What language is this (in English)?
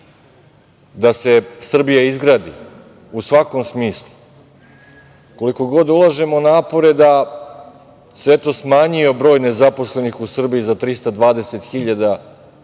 Serbian